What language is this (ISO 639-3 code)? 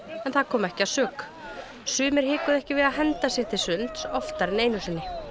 isl